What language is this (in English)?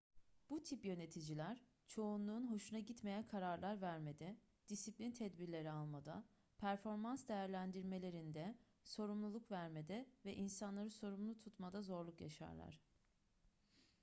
Turkish